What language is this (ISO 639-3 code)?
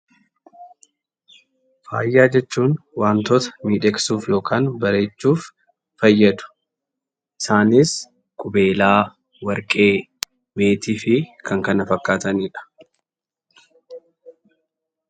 orm